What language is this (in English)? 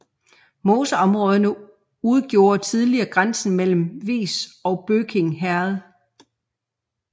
Danish